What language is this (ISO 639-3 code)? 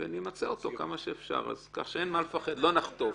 heb